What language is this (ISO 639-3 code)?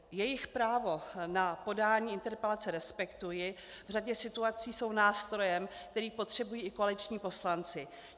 ces